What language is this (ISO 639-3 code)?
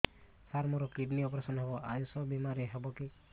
ori